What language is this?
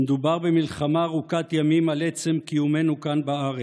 Hebrew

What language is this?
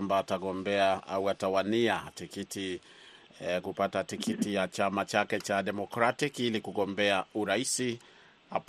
Swahili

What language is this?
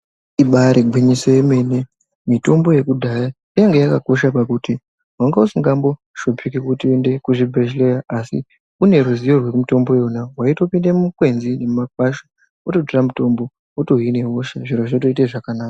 Ndau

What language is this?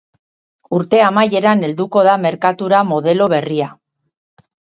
Basque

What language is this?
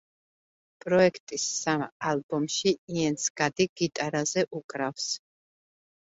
Georgian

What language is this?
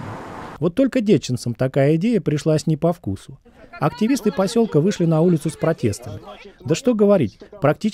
Russian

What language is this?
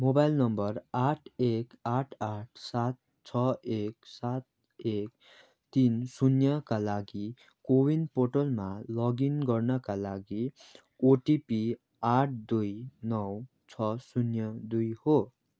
Nepali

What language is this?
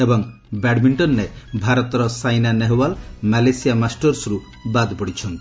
Odia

